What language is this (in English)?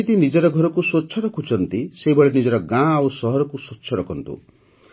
Odia